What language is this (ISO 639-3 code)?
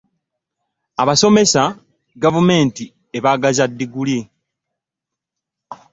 lug